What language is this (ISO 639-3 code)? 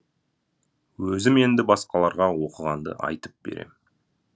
kaz